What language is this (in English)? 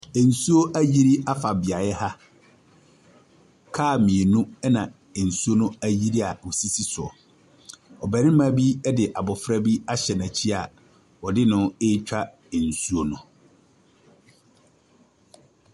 Akan